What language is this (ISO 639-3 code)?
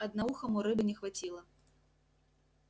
rus